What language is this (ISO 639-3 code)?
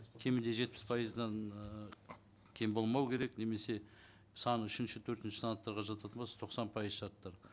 kaz